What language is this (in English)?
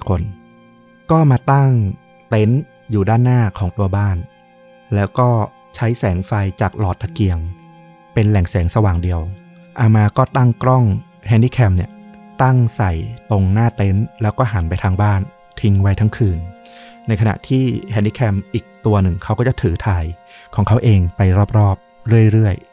Thai